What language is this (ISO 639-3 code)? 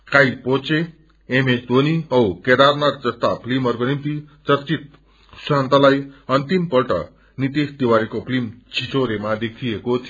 nep